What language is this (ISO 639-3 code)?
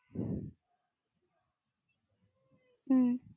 mal